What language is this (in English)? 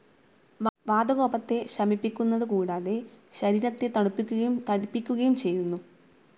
Malayalam